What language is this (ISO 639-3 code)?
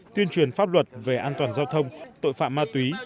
vie